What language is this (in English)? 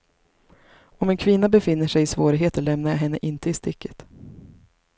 Swedish